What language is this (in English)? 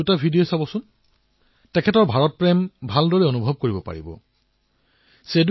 Assamese